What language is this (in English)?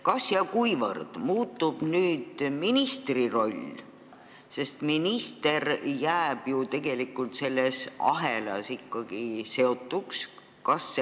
Estonian